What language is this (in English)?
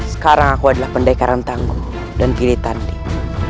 Indonesian